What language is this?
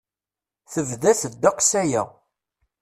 Kabyle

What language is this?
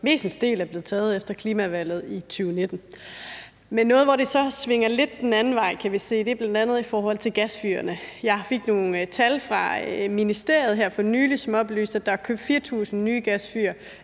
Danish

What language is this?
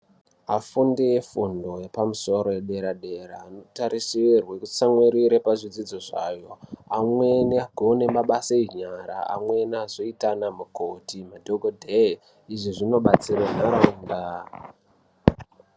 Ndau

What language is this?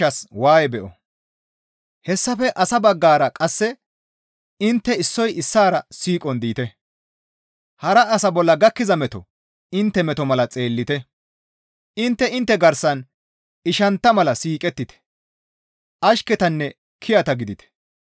Gamo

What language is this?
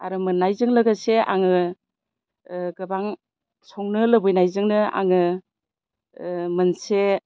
Bodo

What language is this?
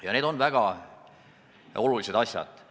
Estonian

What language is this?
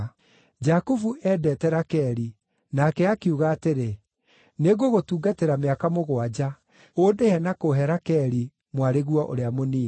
Kikuyu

